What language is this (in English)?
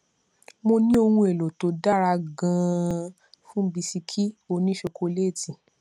Yoruba